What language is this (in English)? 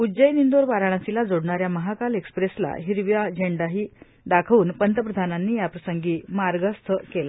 Marathi